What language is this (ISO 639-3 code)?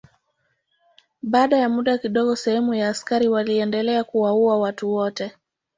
swa